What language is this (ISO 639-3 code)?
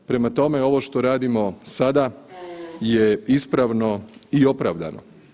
hrv